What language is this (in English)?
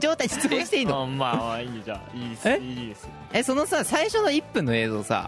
Japanese